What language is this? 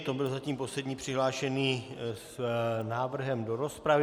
Czech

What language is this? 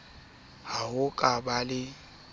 Southern Sotho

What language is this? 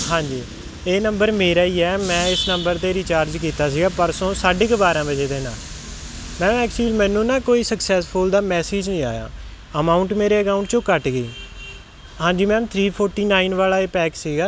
Punjabi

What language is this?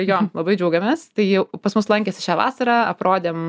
Lithuanian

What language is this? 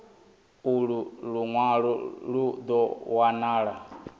Venda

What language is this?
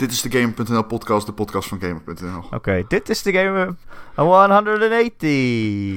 Dutch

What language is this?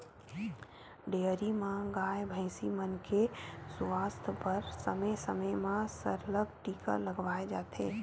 Chhattisgarhi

